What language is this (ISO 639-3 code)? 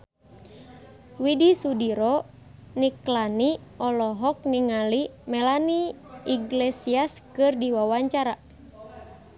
sun